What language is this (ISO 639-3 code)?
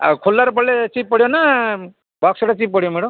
ori